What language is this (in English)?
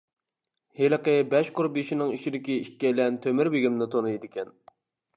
Uyghur